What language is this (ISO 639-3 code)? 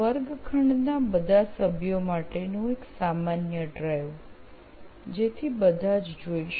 guj